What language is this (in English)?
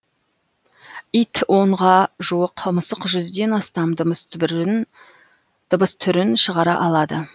Kazakh